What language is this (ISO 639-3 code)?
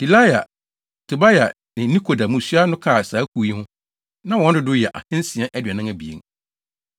aka